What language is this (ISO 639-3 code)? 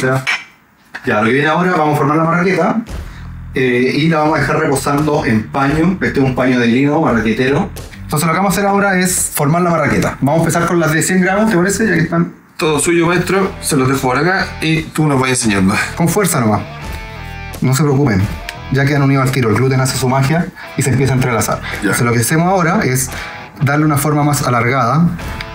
spa